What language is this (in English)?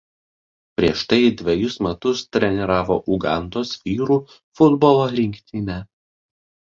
Lithuanian